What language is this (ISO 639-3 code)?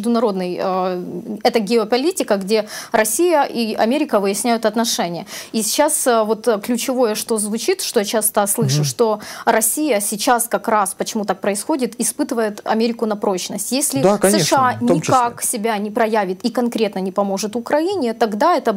rus